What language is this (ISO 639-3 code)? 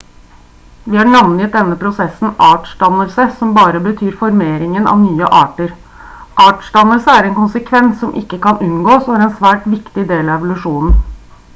nob